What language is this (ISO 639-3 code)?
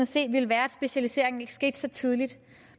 dan